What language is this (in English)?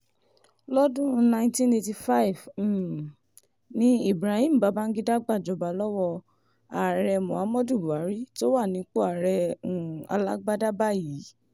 Yoruba